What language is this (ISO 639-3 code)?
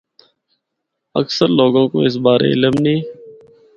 hno